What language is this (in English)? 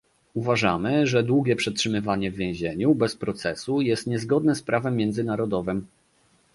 Polish